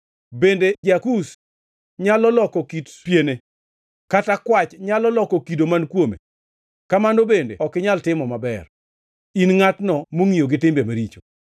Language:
Luo (Kenya and Tanzania)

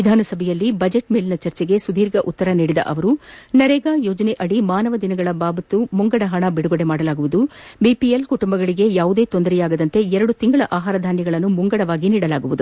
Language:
Kannada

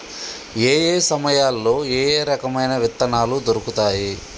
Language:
Telugu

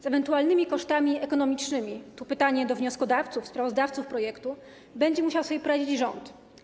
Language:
Polish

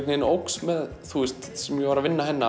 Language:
Icelandic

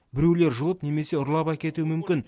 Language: Kazakh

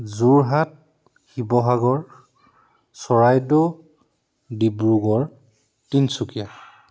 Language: Assamese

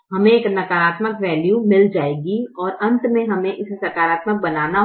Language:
Hindi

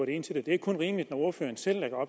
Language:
Danish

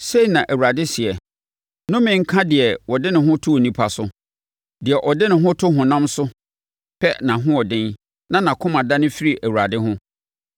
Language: Akan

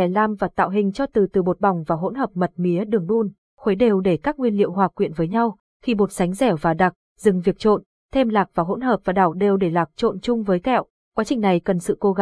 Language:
Vietnamese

